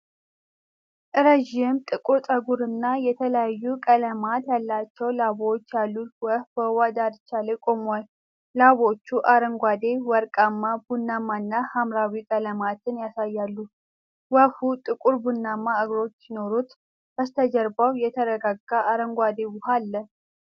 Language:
Amharic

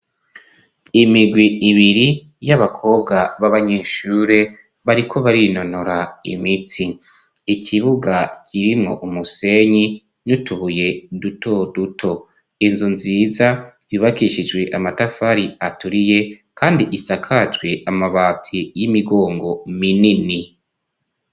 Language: Rundi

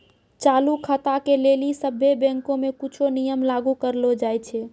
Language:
Maithili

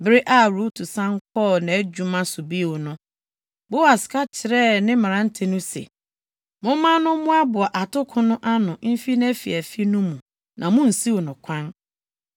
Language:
Akan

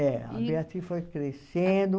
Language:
Portuguese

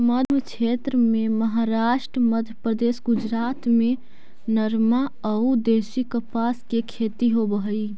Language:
Magahi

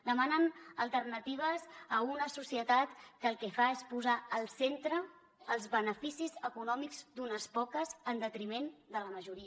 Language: Catalan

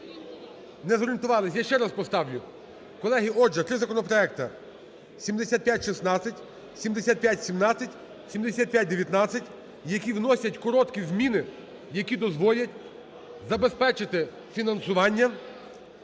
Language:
Ukrainian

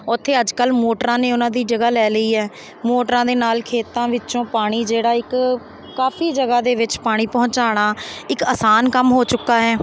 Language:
Punjabi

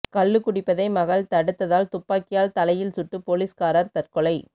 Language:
Tamil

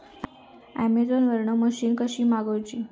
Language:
Marathi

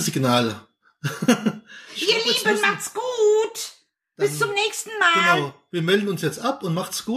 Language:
German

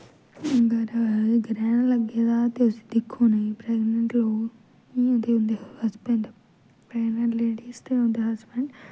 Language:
Dogri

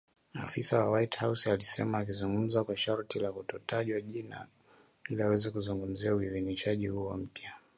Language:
Swahili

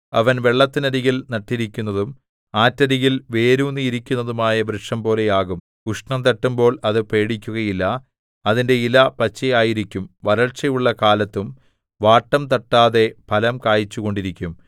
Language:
Malayalam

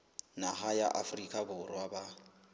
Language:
Southern Sotho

